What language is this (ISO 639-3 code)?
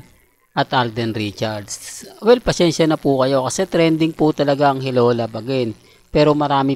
fil